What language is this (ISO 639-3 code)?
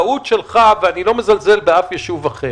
heb